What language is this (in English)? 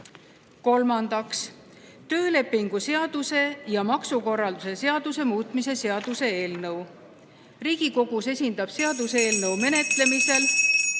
Estonian